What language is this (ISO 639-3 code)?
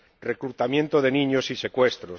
spa